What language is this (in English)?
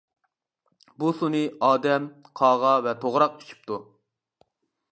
Uyghur